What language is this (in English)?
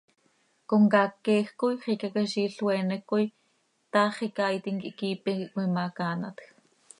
Seri